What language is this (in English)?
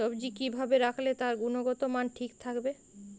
Bangla